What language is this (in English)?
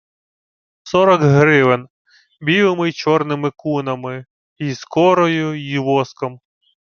Ukrainian